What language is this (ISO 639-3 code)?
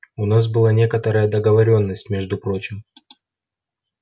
rus